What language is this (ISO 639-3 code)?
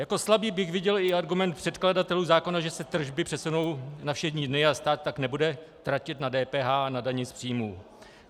ces